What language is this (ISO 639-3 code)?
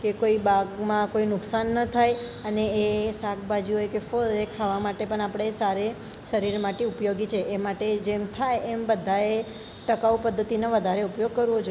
guj